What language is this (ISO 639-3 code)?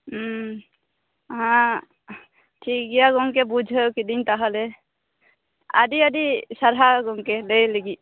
sat